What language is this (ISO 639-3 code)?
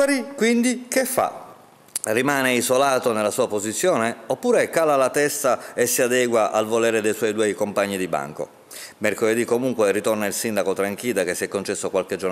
ita